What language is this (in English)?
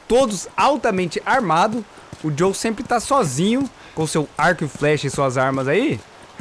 Portuguese